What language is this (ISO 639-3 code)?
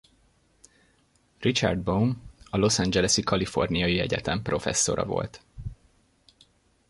hun